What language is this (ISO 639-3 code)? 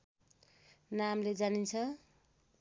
nep